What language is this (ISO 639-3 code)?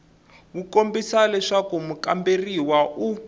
tso